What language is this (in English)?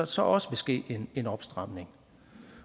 Danish